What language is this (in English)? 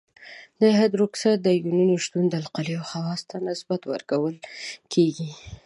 Pashto